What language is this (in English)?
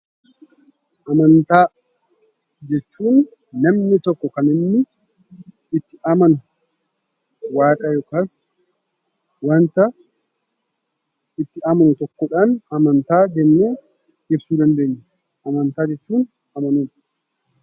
Oromo